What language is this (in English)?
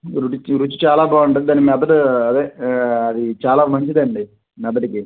Telugu